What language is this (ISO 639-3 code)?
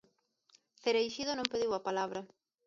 glg